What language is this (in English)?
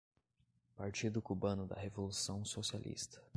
Portuguese